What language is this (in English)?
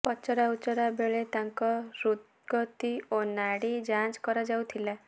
Odia